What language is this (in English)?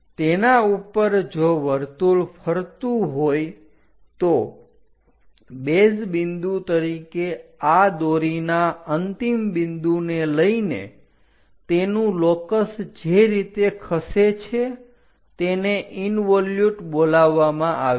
Gujarati